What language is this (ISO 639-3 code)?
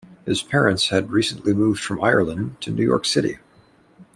eng